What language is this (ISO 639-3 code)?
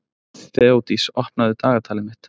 isl